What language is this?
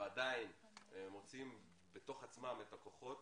Hebrew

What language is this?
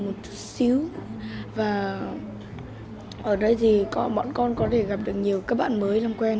Vietnamese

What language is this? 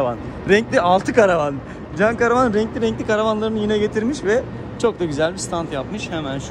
Turkish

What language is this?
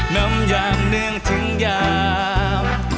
Thai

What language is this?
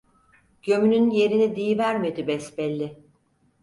Turkish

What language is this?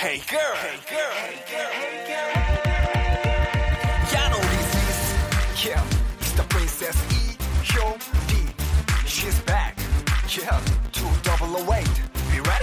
Korean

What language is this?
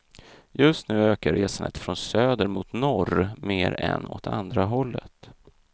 Swedish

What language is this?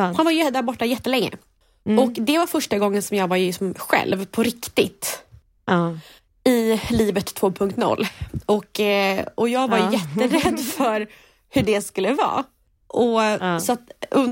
Swedish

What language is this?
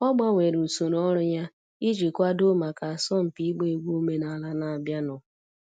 Igbo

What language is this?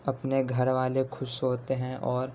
Urdu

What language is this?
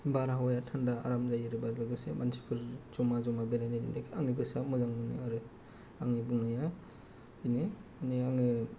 Bodo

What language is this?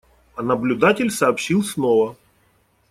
Russian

